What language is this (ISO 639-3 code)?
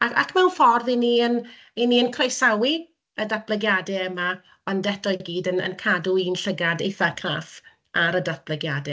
cym